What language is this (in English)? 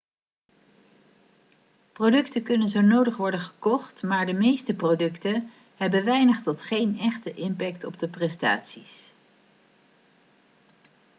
Dutch